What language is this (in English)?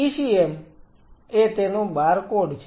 Gujarati